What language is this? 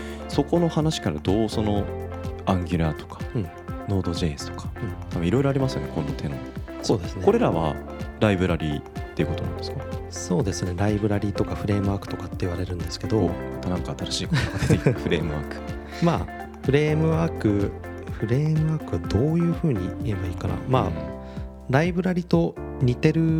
Japanese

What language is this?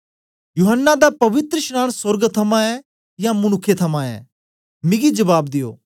Dogri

